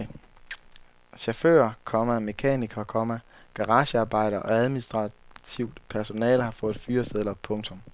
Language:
Danish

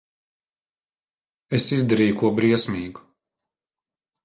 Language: Latvian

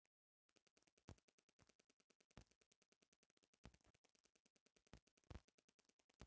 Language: Bhojpuri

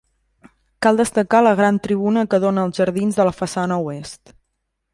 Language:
Catalan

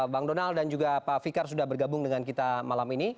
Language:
Indonesian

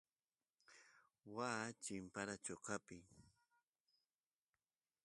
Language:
Santiago del Estero Quichua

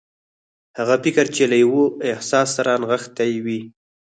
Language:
Pashto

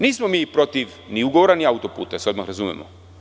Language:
Serbian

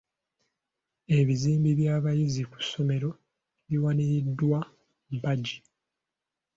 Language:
Ganda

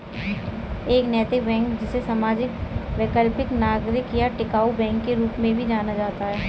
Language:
Hindi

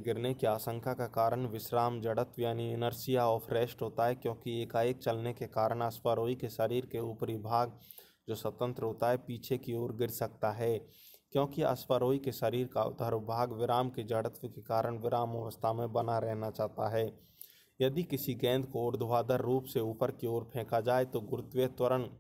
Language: Hindi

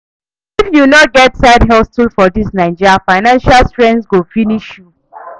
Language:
Nigerian Pidgin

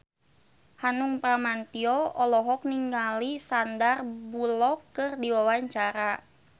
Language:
Sundanese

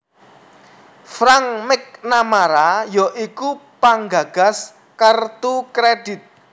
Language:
Javanese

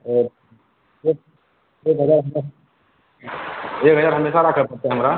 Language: Maithili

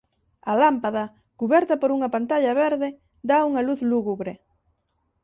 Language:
Galician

